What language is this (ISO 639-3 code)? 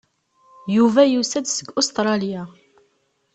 kab